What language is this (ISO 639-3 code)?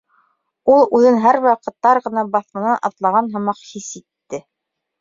bak